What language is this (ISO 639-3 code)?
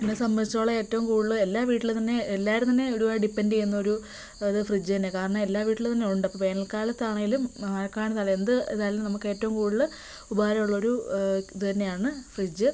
mal